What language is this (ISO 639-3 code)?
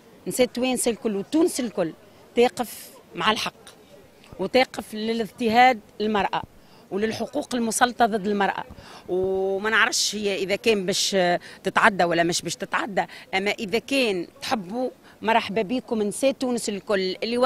ara